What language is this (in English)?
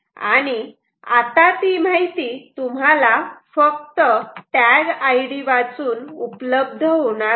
Marathi